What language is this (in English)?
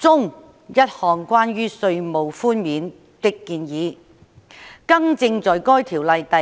Cantonese